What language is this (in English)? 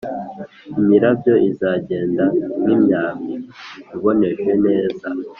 Kinyarwanda